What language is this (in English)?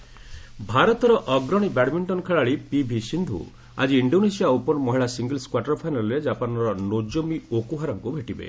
Odia